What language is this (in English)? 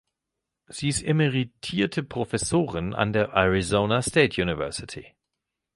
German